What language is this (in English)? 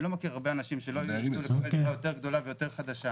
Hebrew